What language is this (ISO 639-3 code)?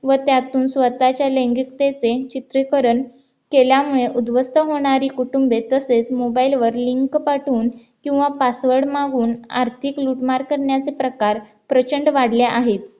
mar